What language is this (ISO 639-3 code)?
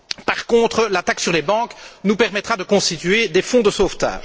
fra